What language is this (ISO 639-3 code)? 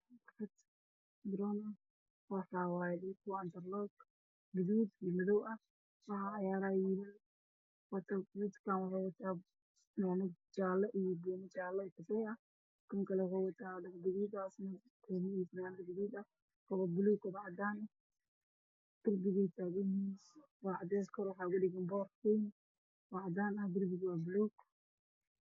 som